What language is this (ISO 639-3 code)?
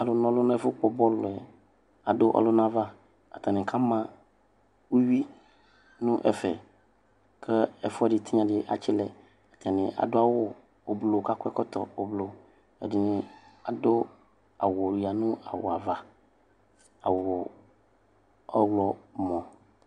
kpo